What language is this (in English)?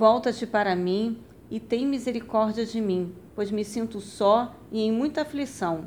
Portuguese